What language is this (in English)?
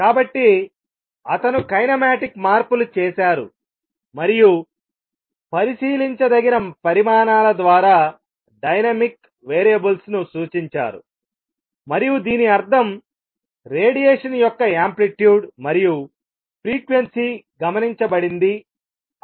Telugu